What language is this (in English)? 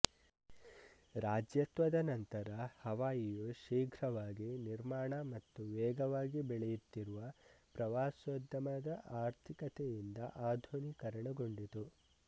Kannada